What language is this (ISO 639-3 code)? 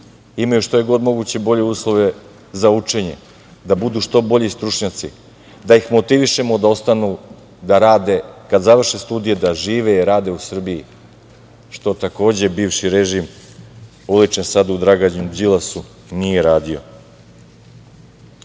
srp